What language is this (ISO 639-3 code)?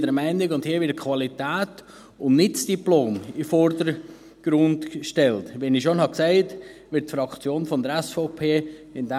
gsw